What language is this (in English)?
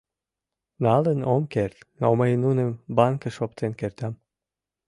Mari